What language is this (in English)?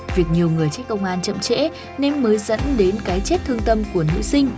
Vietnamese